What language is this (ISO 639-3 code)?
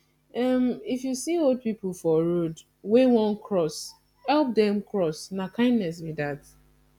pcm